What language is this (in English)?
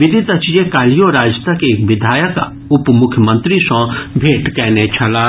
Maithili